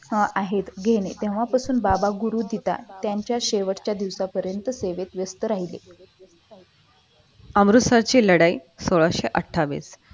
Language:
Marathi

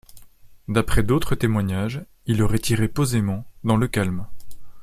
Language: French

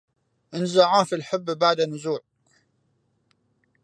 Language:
Arabic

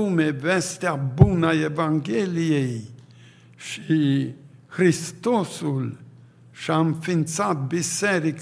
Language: Romanian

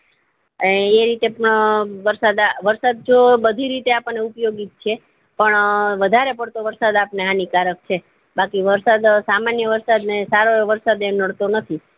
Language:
Gujarati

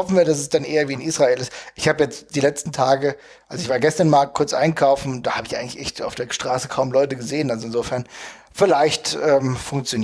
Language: German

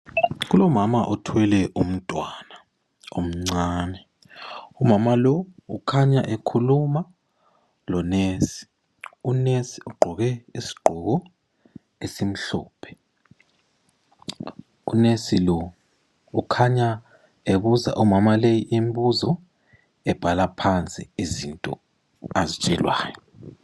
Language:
North Ndebele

